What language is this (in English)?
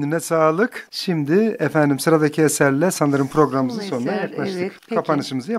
Turkish